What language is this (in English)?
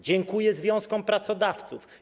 Polish